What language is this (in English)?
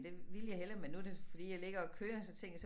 Danish